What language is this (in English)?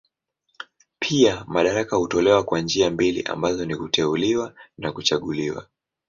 Swahili